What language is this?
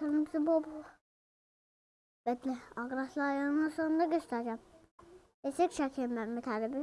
Turkish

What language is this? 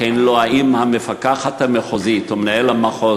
Hebrew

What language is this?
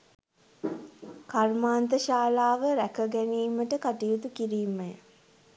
Sinhala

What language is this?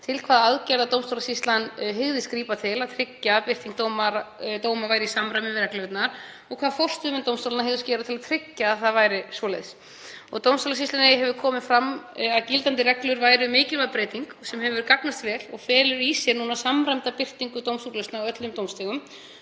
Icelandic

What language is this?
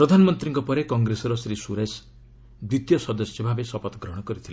Odia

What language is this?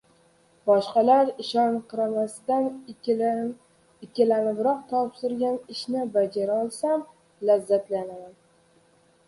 Uzbek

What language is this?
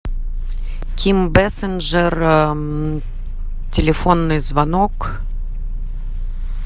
Russian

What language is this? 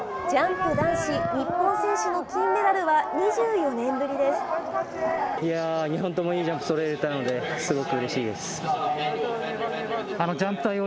Japanese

